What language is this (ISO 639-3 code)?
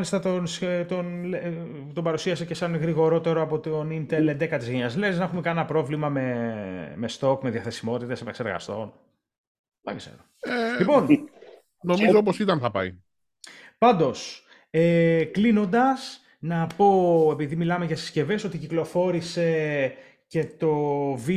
ell